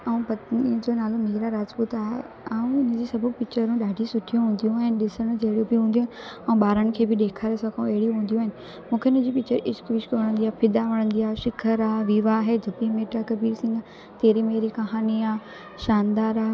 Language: Sindhi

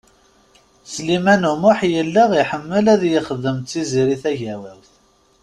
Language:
Kabyle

